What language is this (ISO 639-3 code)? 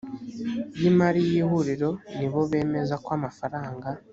kin